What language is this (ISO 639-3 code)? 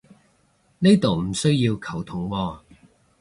yue